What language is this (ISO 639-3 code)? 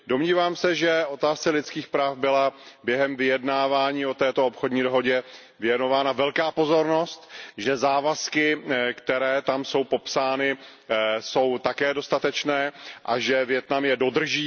ces